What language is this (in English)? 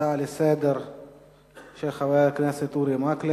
Hebrew